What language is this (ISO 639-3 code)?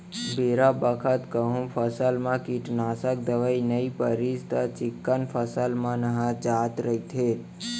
hne